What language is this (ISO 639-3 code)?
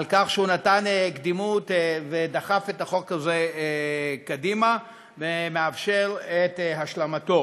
heb